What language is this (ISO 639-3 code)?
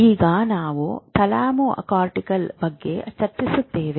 kan